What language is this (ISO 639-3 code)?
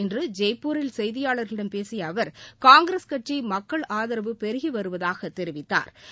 tam